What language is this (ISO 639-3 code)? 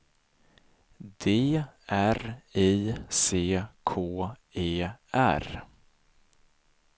swe